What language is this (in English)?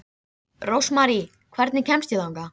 Icelandic